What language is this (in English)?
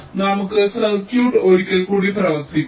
Malayalam